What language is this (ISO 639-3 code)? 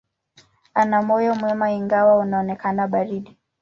swa